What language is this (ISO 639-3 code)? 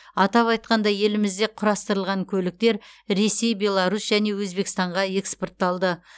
kaz